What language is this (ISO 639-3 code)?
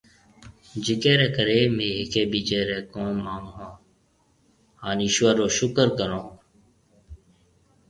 mve